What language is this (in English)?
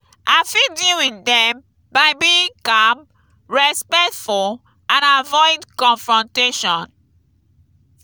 Nigerian Pidgin